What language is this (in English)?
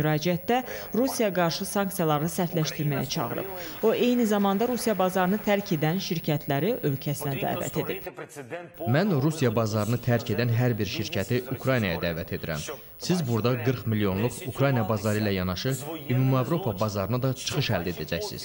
Turkish